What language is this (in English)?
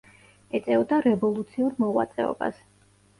Georgian